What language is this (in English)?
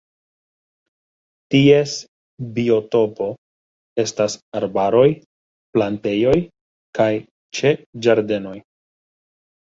Esperanto